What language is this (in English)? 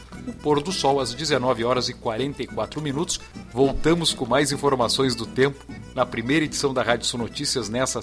Portuguese